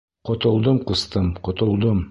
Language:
Bashkir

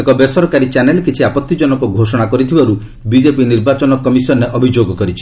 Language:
Odia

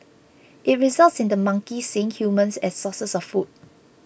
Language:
English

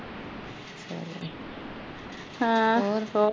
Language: Punjabi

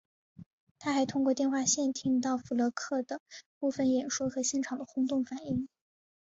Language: Chinese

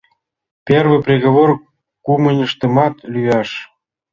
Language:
Mari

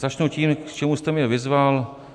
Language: Czech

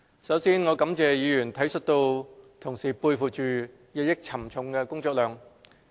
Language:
Cantonese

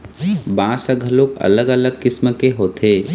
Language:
Chhattisgarhi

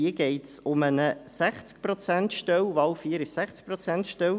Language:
Swiss German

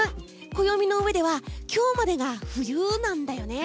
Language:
Japanese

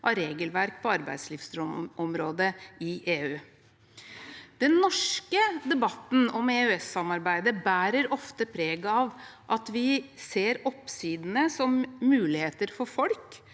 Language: Norwegian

